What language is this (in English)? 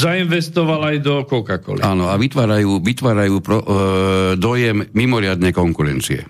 Slovak